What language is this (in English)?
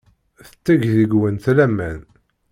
Kabyle